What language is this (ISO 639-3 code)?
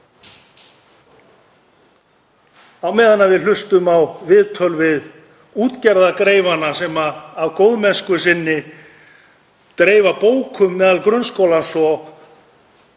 isl